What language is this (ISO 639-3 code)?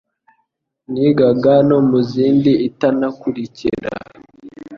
kin